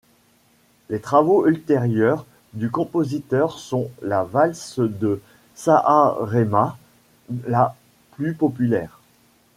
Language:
French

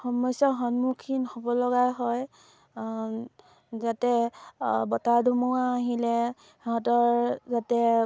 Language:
Assamese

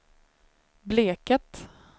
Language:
Swedish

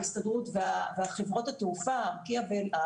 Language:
Hebrew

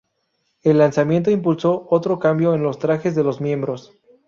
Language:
Spanish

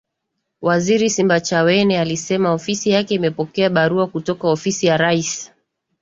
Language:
Swahili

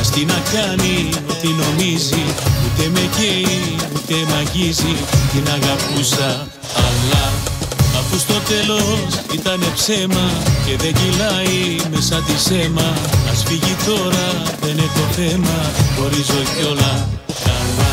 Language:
Greek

